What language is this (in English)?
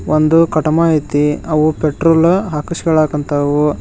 Kannada